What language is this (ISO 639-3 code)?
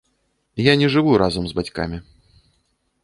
bel